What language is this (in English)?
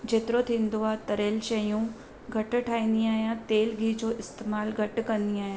Sindhi